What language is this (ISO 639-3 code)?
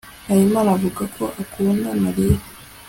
kin